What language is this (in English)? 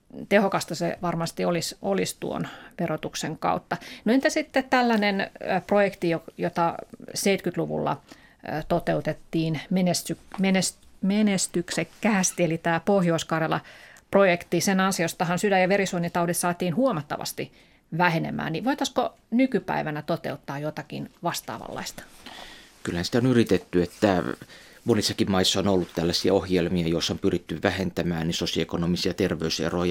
Finnish